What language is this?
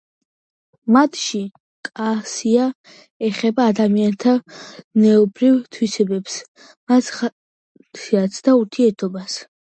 Georgian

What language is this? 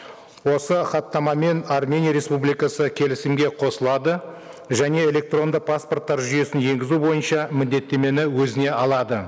Kazakh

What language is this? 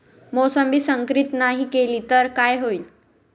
Marathi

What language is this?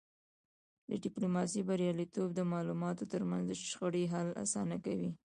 Pashto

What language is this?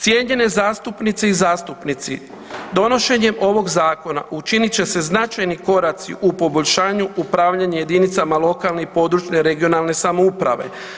Croatian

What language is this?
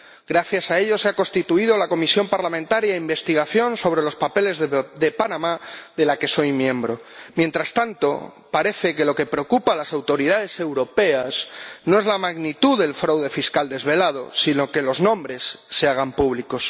Spanish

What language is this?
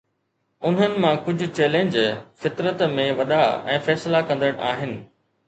Sindhi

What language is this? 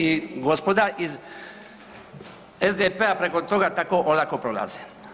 Croatian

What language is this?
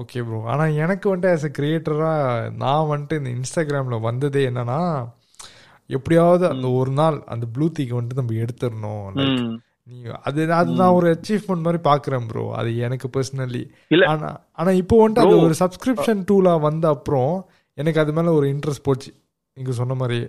Tamil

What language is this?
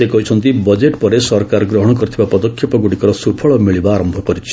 Odia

